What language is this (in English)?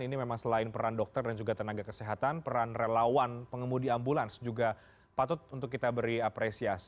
Indonesian